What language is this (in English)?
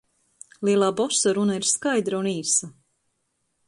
Latvian